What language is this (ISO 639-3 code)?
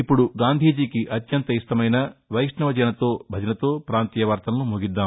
tel